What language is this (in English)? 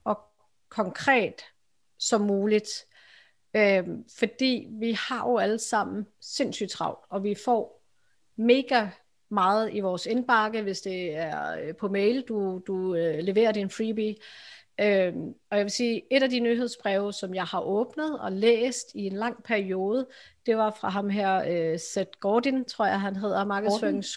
Danish